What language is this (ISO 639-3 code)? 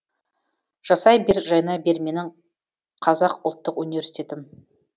kaz